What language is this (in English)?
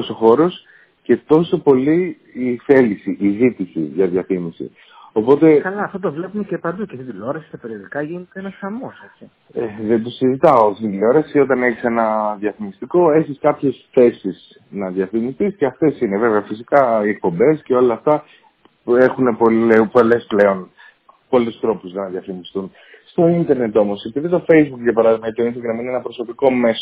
Greek